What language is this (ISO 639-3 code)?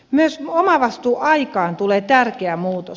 fin